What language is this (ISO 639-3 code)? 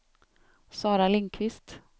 swe